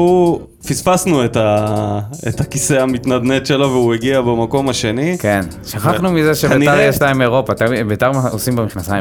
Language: Hebrew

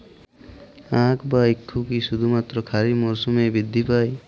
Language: Bangla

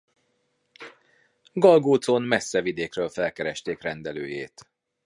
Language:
Hungarian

